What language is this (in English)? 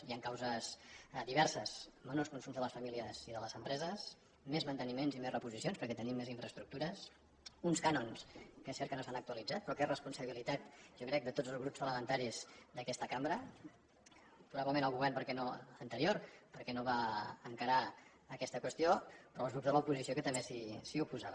Catalan